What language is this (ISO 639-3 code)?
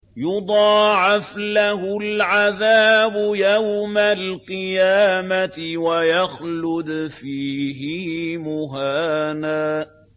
ara